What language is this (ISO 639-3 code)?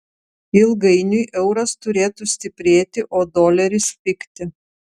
lit